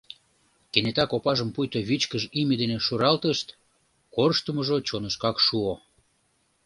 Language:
Mari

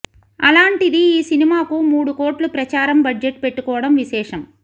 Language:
Telugu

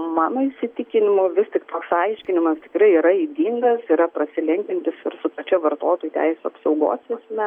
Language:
Lithuanian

